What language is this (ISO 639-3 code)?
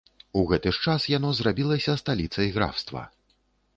bel